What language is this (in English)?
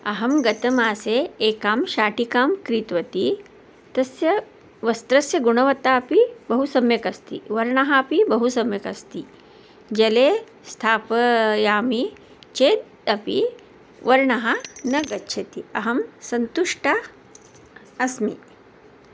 Sanskrit